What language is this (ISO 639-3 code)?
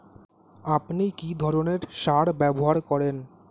ben